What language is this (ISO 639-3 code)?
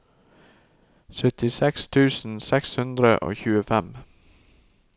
nor